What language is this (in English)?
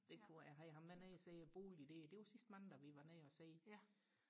Danish